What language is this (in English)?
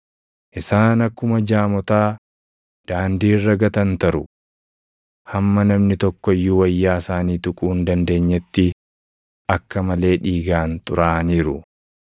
Oromo